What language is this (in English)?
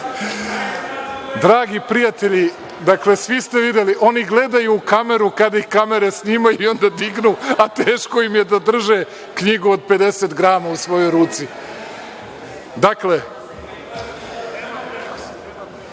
Serbian